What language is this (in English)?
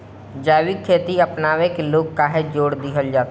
Bhojpuri